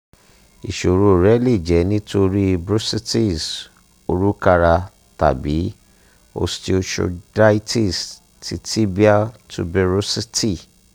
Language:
Yoruba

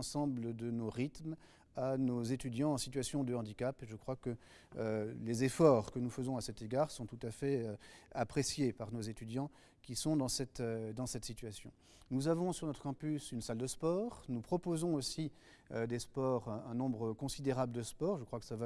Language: French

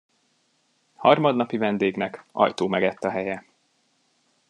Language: Hungarian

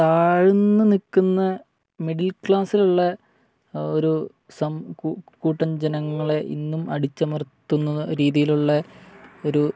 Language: Malayalam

